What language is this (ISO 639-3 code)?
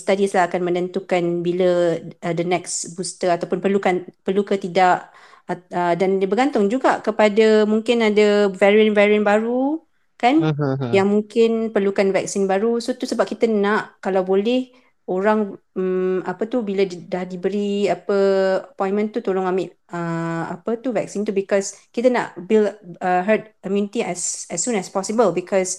msa